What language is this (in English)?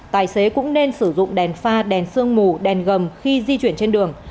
Vietnamese